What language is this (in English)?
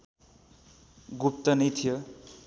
Nepali